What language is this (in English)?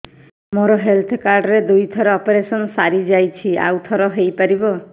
Odia